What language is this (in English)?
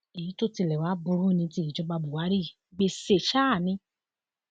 Yoruba